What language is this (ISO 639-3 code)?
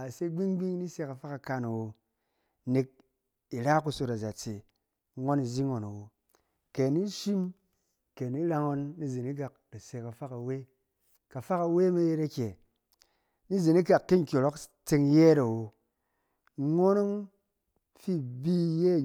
cen